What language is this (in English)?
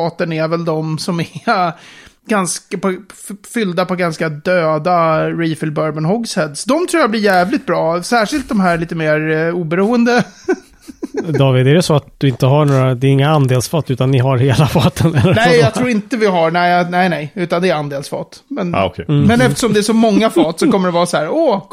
Swedish